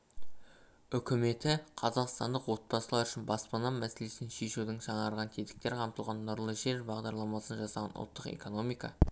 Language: Kazakh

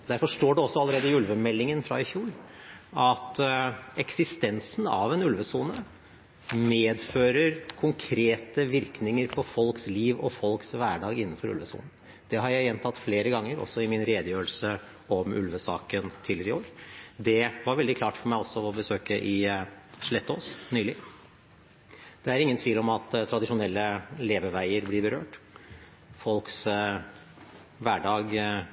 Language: Norwegian Bokmål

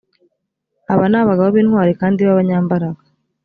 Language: Kinyarwanda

